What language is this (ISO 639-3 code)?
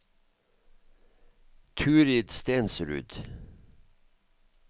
nor